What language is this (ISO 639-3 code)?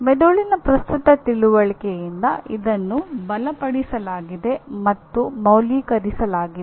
kan